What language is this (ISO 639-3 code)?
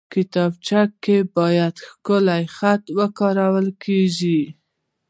pus